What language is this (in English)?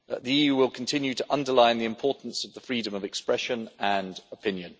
English